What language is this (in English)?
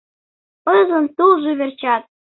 Mari